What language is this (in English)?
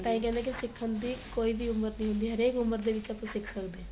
Punjabi